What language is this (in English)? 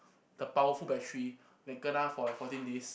English